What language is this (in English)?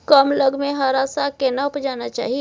Maithili